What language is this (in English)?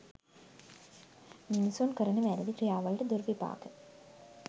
Sinhala